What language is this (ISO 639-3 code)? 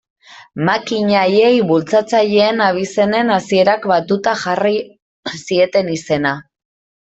eus